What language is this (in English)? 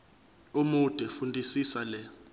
Zulu